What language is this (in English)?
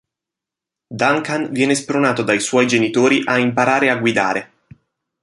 Italian